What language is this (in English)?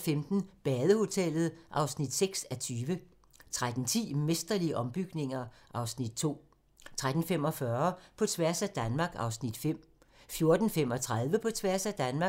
Danish